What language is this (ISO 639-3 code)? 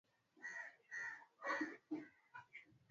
swa